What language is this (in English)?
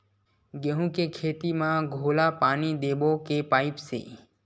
Chhattisgarhi